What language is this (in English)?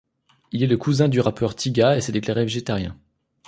French